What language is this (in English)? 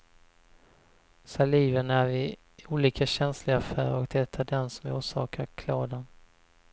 Swedish